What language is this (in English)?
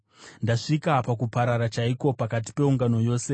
Shona